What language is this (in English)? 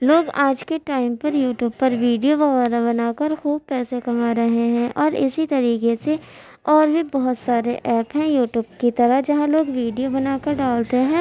Urdu